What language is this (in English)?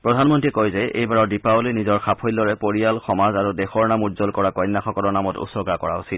Assamese